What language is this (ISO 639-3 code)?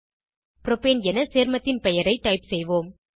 tam